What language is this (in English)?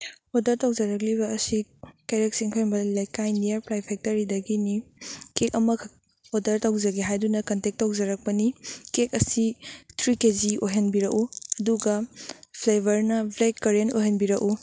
Manipuri